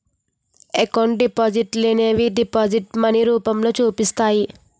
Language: Telugu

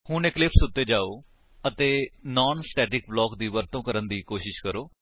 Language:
Punjabi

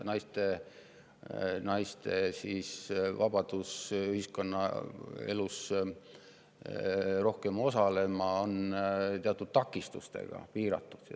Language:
Estonian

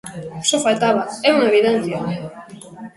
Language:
Galician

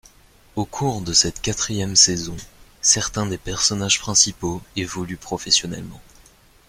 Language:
French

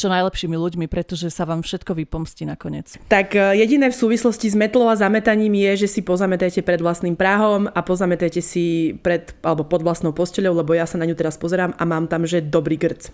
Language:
Slovak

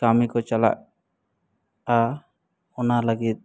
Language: Santali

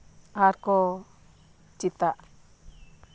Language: Santali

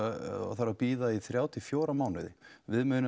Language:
Icelandic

